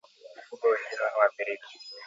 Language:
Swahili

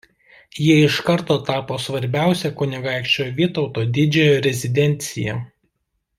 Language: Lithuanian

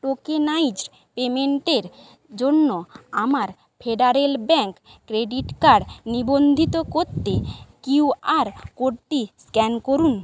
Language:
Bangla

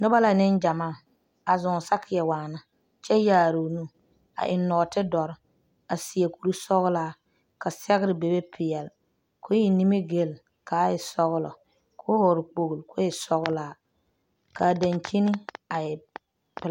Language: Southern Dagaare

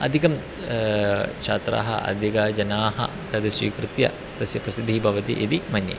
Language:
Sanskrit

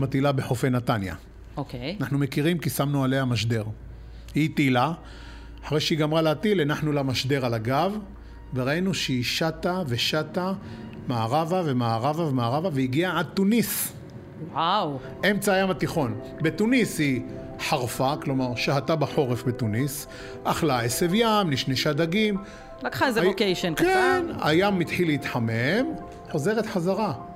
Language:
Hebrew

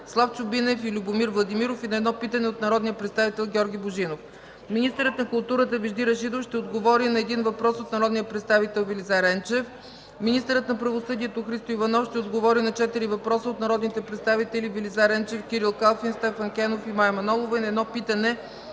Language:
Bulgarian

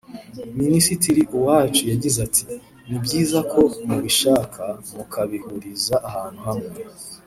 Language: Kinyarwanda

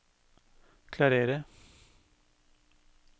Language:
Norwegian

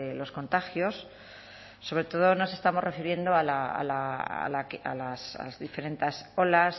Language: Spanish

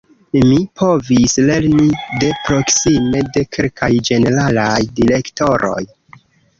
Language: Esperanto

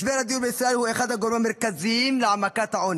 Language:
Hebrew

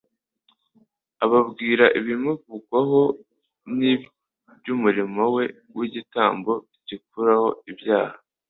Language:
Kinyarwanda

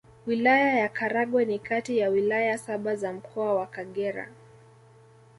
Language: Swahili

